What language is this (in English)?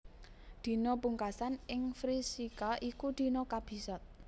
Javanese